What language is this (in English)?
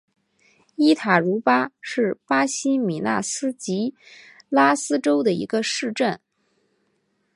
Chinese